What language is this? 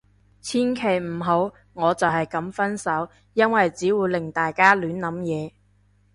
Cantonese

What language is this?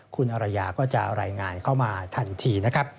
Thai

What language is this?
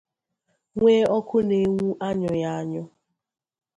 Igbo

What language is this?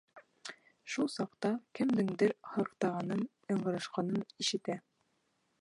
Bashkir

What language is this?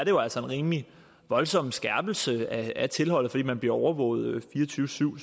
Danish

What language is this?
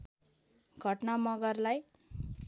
Nepali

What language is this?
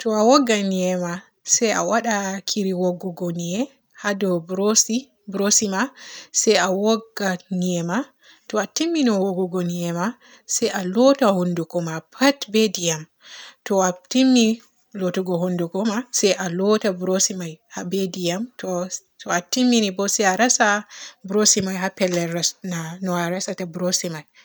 Borgu Fulfulde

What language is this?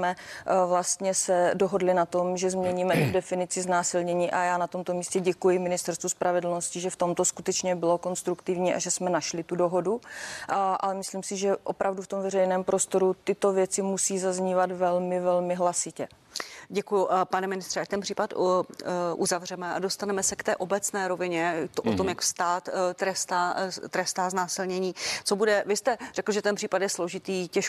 Czech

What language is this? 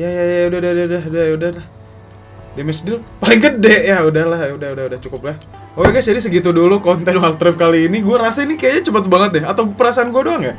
Indonesian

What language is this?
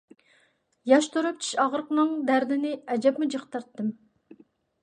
Uyghur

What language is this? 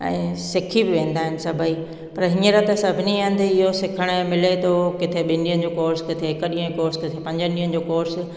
Sindhi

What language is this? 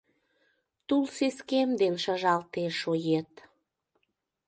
Mari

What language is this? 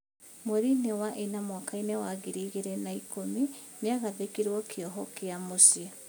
Kikuyu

